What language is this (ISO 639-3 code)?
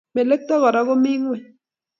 kln